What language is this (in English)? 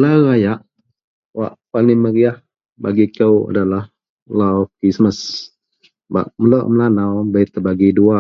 Central Melanau